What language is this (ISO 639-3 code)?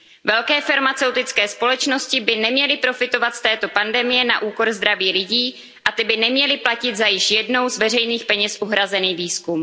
ces